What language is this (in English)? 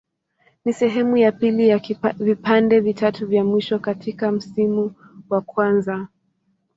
Swahili